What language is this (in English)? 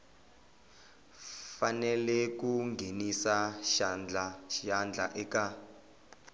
Tsonga